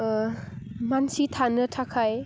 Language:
Bodo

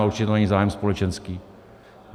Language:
Czech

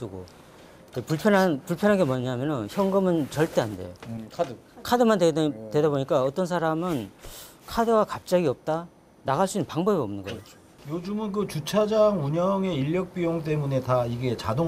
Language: Korean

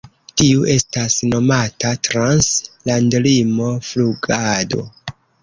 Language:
Esperanto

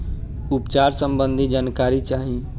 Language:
Bhojpuri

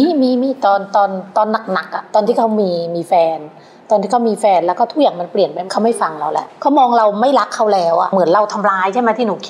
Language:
Thai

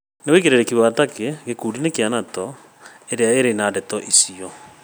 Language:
Kikuyu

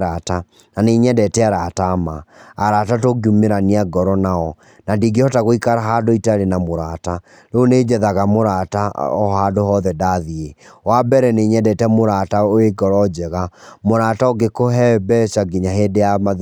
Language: Kikuyu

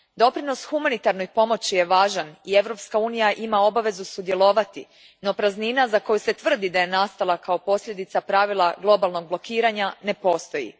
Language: Croatian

